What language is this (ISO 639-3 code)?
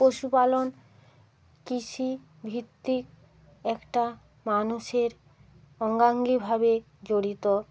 ben